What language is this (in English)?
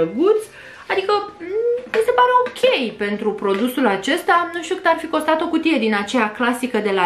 Romanian